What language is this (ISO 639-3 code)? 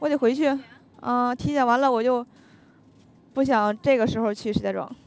zho